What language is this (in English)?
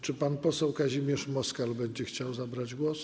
Polish